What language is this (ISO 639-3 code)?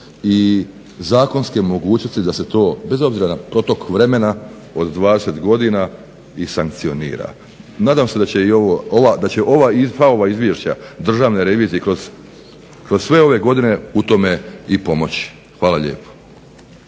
hrv